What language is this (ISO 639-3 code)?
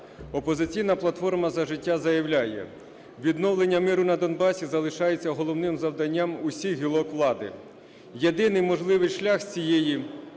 ukr